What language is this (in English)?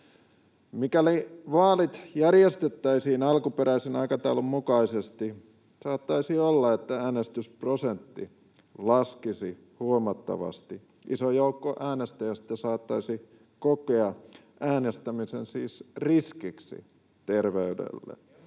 Finnish